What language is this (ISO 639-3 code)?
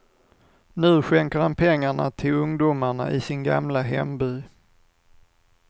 swe